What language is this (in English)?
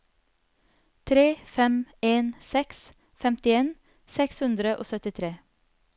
Norwegian